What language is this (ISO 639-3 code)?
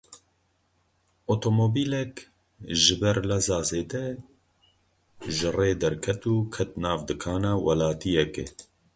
kur